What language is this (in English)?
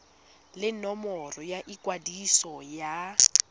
Tswana